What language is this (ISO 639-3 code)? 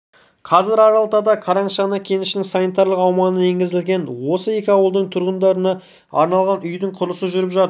kaz